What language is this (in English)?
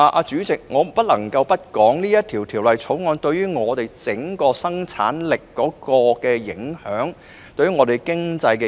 Cantonese